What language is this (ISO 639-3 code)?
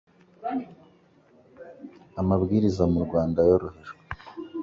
kin